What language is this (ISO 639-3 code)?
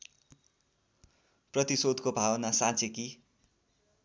nep